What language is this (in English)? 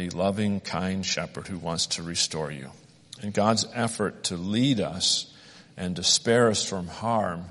English